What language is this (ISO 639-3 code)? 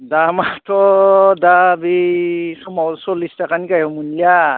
brx